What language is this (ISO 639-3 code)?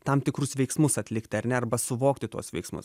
lit